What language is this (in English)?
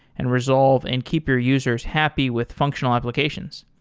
English